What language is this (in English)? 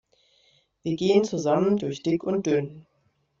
German